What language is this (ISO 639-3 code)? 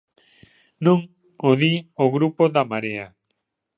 glg